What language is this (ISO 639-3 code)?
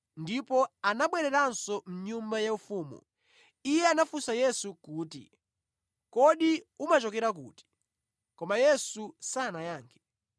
nya